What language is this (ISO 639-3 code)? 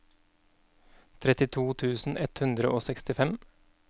nor